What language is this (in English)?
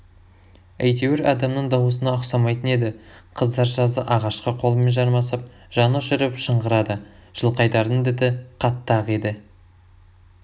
Kazakh